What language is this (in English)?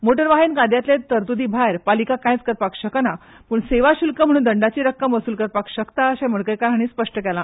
Konkani